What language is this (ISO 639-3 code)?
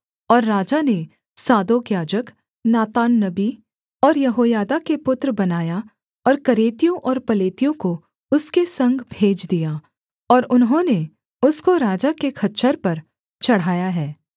hin